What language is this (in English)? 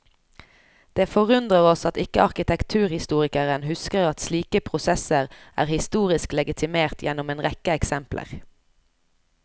Norwegian